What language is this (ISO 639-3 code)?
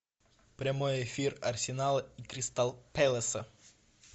rus